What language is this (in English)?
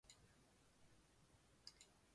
Chinese